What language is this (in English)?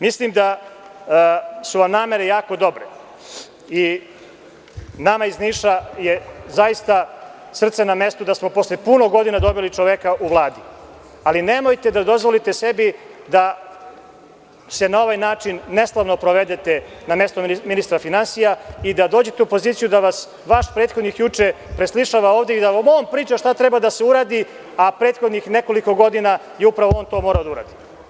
Serbian